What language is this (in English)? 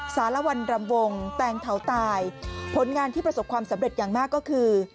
Thai